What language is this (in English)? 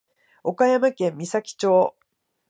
Japanese